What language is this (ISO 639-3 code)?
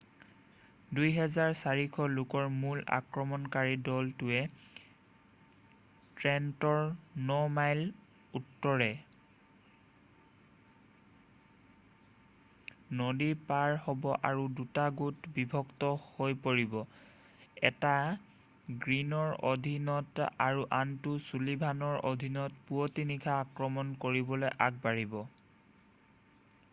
asm